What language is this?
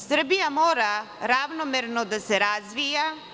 Serbian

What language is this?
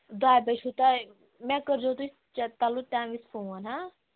Kashmiri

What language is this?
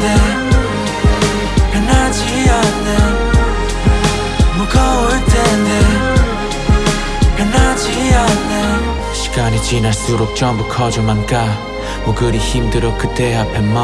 Vietnamese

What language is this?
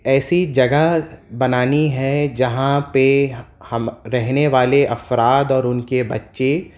Urdu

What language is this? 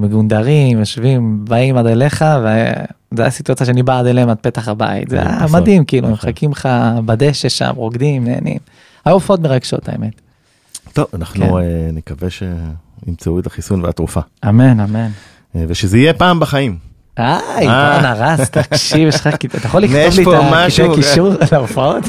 Hebrew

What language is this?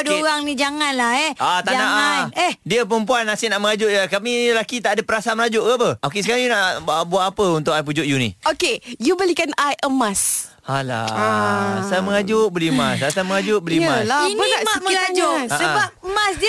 Malay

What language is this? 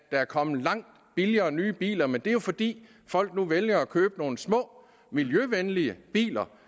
Danish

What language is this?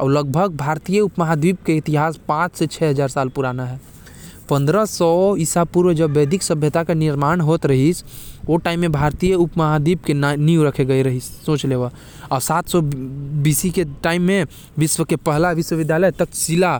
Korwa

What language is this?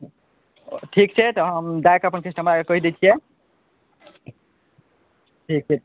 Maithili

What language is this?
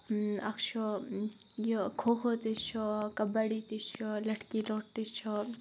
Kashmiri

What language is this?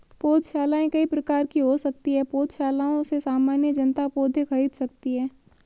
Hindi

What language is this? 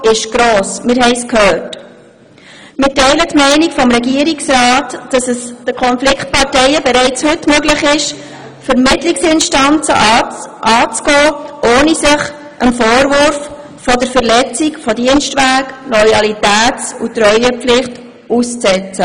Swiss German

